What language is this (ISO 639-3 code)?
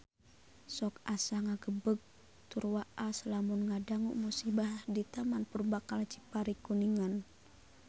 sun